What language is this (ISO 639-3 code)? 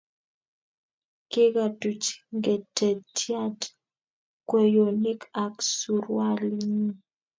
kln